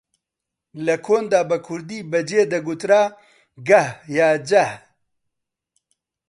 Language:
Central Kurdish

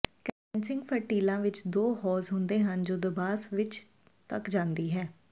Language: Punjabi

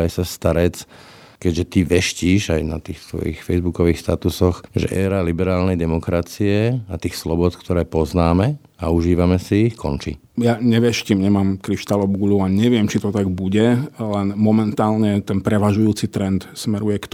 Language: Slovak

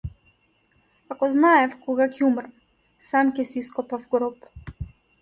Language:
Macedonian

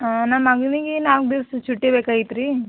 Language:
Kannada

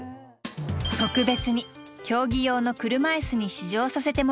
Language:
Japanese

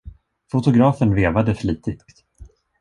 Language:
Swedish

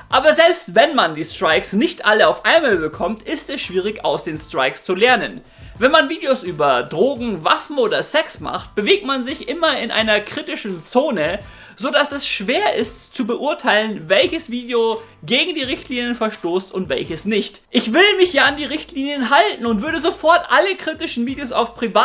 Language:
German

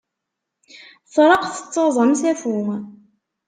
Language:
Kabyle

